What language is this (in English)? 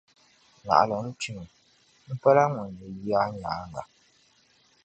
Dagbani